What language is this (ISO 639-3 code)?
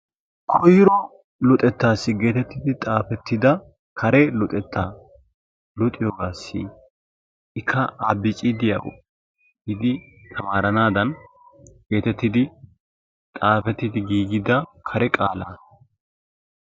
wal